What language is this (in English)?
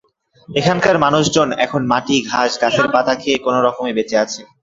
Bangla